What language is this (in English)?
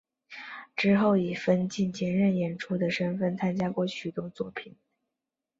Chinese